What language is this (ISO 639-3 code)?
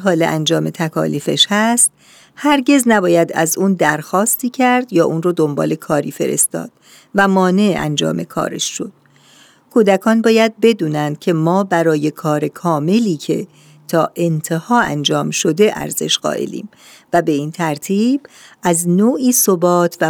fas